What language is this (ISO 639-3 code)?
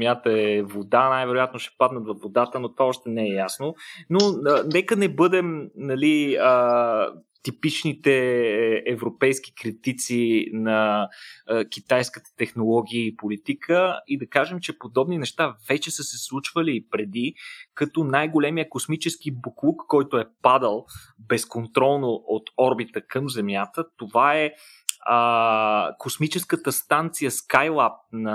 bul